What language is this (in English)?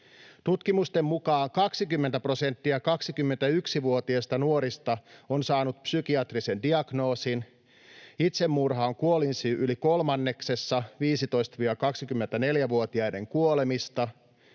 Finnish